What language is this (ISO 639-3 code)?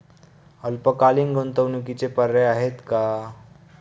mar